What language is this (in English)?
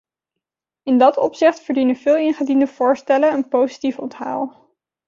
Dutch